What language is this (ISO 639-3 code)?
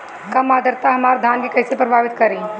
bho